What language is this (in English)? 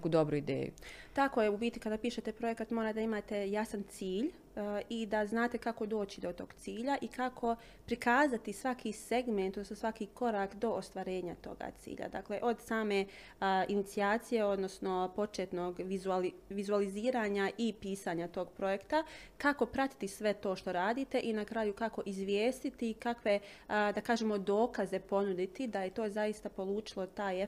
Croatian